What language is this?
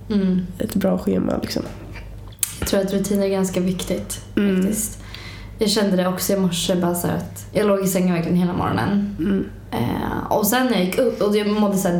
Swedish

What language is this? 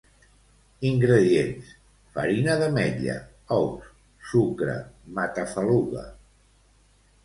Catalan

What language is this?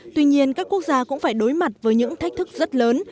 Vietnamese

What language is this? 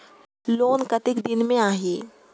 Chhattisgarhi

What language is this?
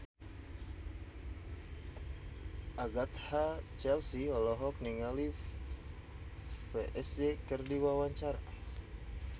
Sundanese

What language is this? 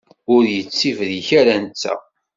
Kabyle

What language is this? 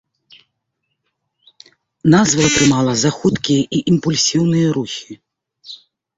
Belarusian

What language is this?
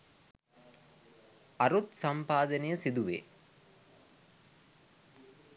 Sinhala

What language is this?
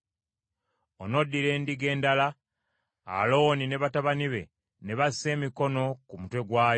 Ganda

